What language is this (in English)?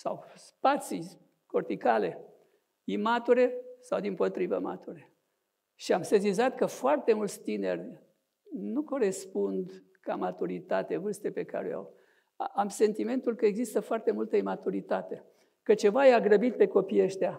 Romanian